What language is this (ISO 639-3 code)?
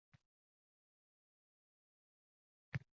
uzb